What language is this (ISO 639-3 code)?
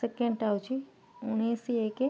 ori